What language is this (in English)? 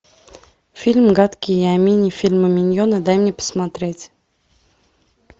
Russian